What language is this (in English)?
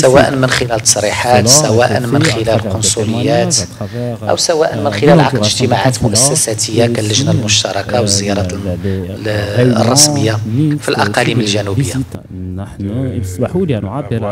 Arabic